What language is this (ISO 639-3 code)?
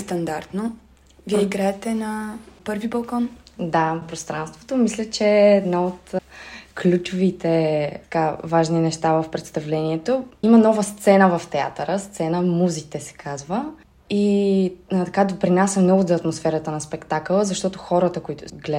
bul